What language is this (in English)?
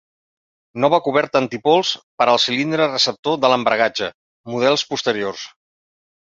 Catalan